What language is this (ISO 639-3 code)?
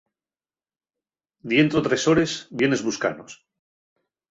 ast